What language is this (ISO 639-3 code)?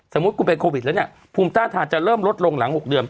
tha